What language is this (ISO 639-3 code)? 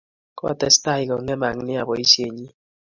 kln